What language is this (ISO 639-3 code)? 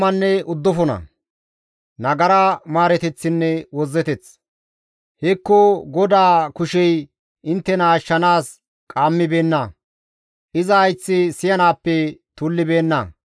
gmv